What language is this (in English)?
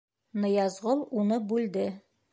Bashkir